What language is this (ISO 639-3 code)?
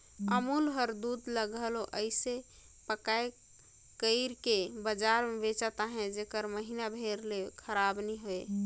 hne